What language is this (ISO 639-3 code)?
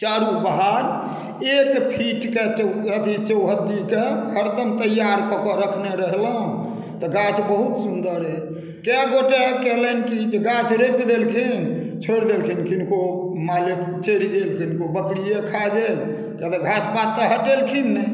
mai